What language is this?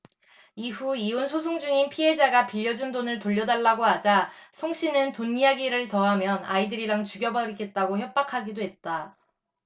Korean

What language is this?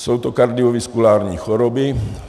Czech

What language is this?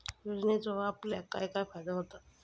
Marathi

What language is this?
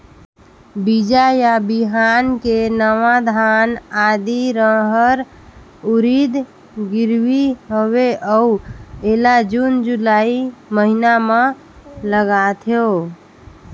Chhattisgarhi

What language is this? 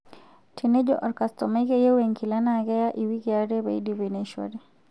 Masai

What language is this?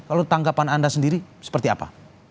Indonesian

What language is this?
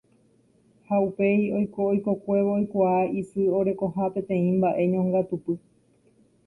Guarani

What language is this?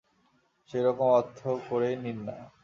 Bangla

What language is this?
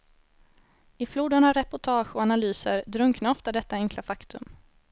Swedish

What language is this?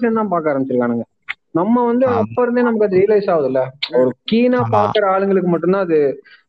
Tamil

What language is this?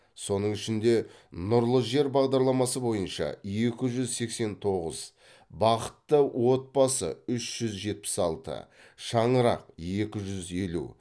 Kazakh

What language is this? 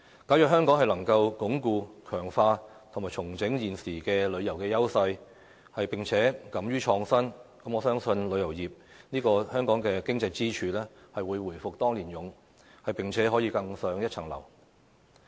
Cantonese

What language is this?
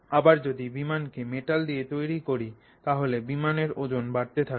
Bangla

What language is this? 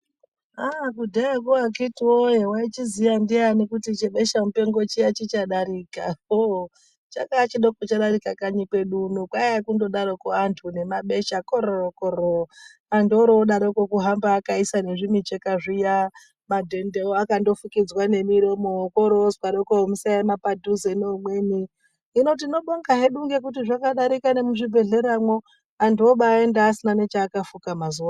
Ndau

